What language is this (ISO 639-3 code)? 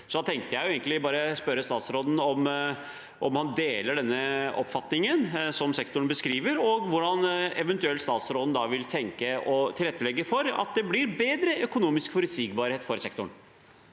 nor